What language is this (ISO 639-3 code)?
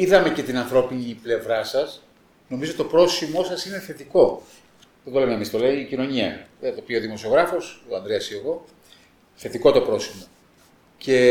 ell